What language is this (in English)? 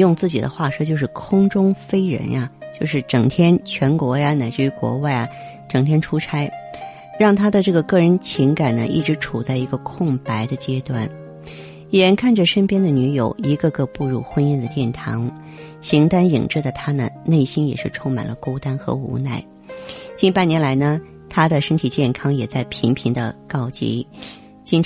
Chinese